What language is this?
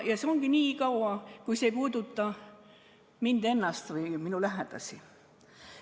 Estonian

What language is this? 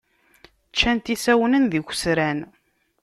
Kabyle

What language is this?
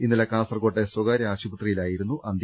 Malayalam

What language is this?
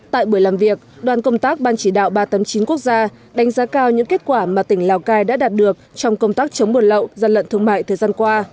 Vietnamese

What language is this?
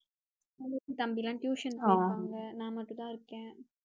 Tamil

